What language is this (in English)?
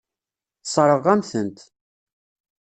Kabyle